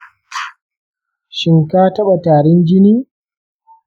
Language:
Hausa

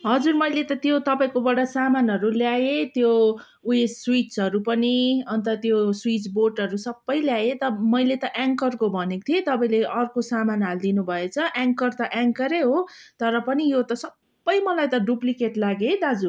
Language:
Nepali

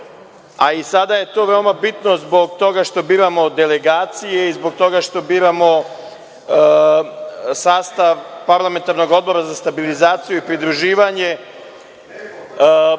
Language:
Serbian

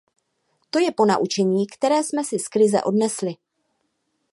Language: Czech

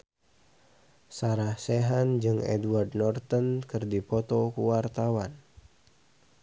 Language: Sundanese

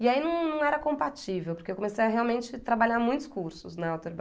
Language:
Portuguese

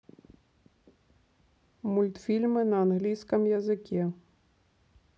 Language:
Russian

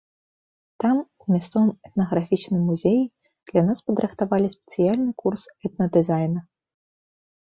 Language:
Belarusian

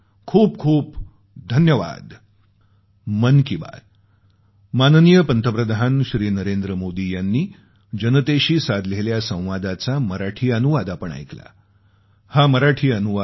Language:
Marathi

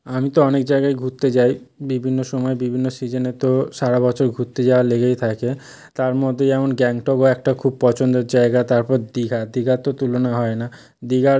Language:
Bangla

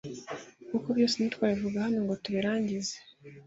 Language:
Kinyarwanda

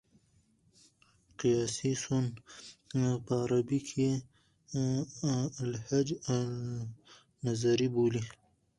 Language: Pashto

